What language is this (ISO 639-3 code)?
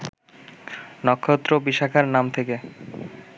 ben